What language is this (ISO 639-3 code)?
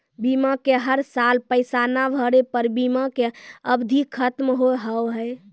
mai